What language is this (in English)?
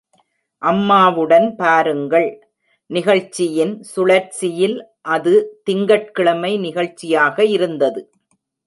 Tamil